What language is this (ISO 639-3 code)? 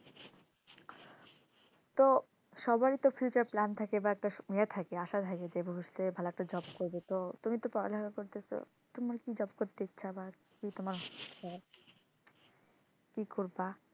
ben